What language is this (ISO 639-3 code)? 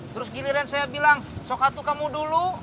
ind